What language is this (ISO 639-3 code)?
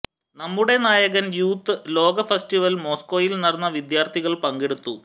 mal